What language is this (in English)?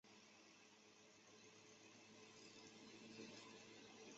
Chinese